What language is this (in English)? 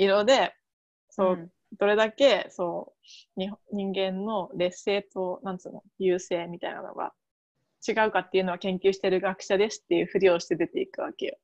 Japanese